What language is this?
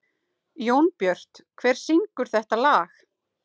Icelandic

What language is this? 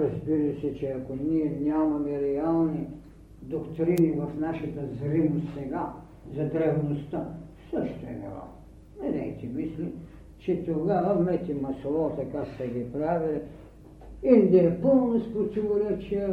Bulgarian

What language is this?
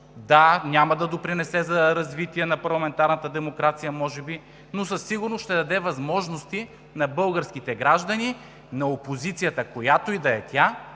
Bulgarian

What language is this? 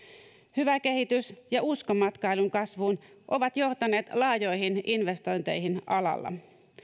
Finnish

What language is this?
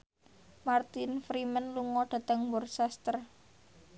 Javanese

